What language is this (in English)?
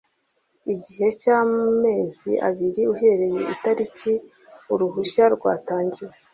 Kinyarwanda